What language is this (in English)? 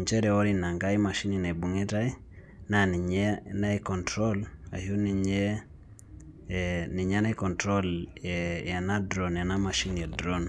Masai